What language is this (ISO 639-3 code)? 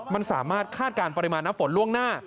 tha